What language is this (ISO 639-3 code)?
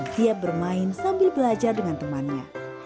ind